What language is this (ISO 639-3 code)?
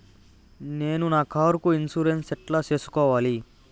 tel